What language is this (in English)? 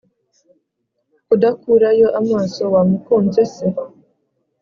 Kinyarwanda